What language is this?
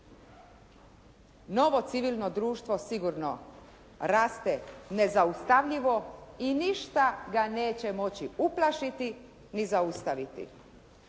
Croatian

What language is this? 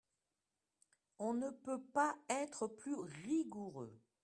French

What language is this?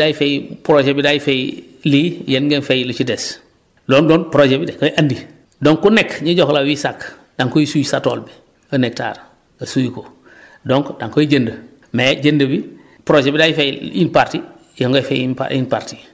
Wolof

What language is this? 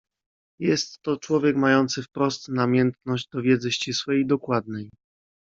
Polish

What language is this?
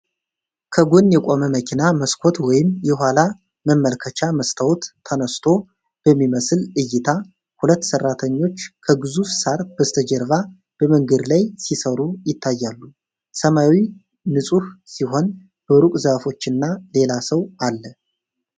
Amharic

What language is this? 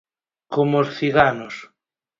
Galician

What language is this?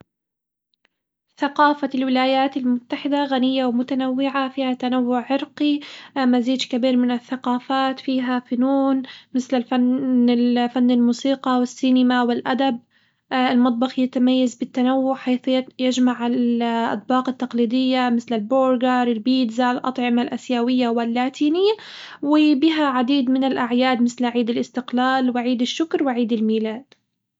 Hijazi Arabic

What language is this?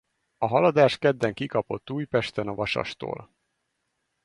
Hungarian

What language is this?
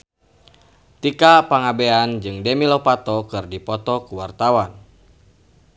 Sundanese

